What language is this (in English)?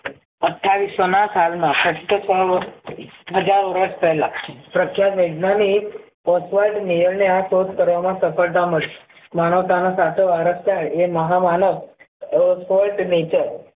Gujarati